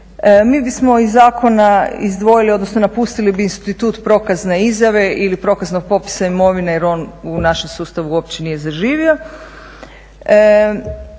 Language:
Croatian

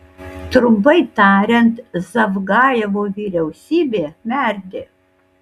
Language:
Lithuanian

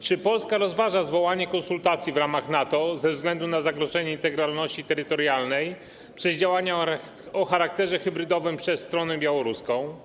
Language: Polish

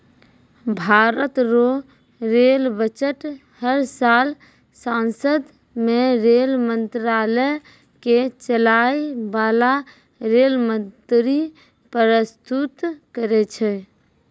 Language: Maithili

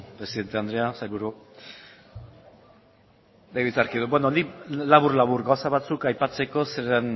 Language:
Basque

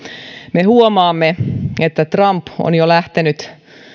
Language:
Finnish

